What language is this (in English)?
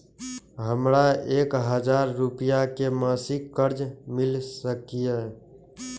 Maithili